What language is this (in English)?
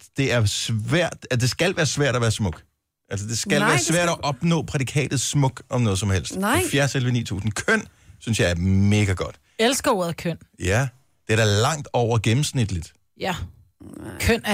Danish